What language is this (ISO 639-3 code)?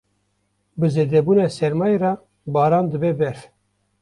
kur